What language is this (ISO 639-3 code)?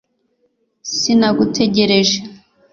kin